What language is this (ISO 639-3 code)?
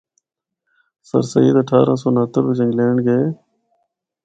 hno